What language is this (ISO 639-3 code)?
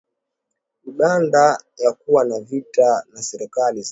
swa